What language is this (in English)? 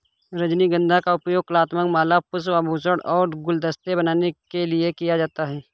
Hindi